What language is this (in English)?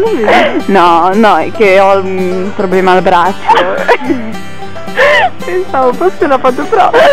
Italian